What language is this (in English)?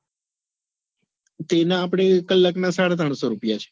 Gujarati